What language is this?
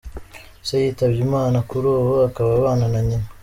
Kinyarwanda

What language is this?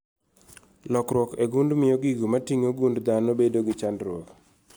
Luo (Kenya and Tanzania)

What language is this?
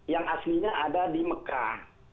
Indonesian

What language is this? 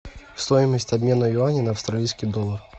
Russian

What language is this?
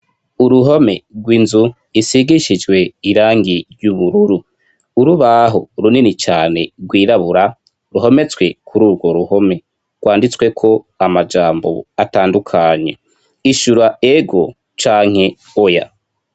Rundi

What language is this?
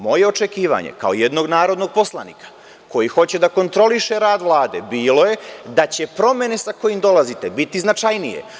Serbian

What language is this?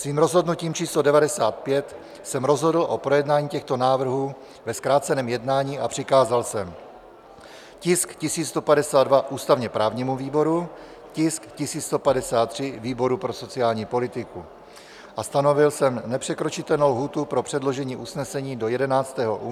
Czech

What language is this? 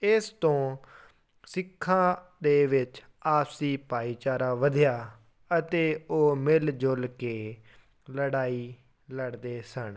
Punjabi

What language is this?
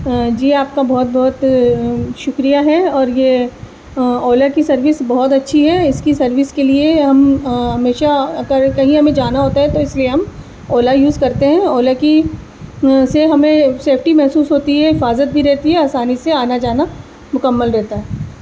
Urdu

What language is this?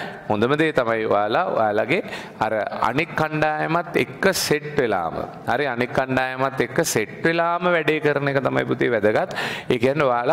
Indonesian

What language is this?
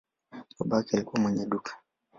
Swahili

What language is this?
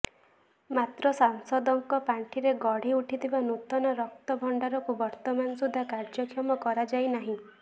Odia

